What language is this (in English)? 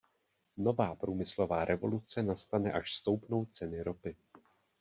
Czech